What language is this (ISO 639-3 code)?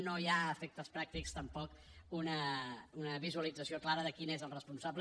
cat